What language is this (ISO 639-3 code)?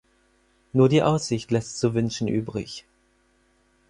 deu